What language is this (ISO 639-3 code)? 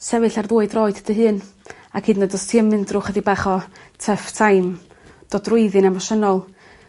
cym